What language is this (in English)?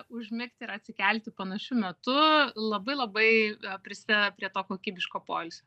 Lithuanian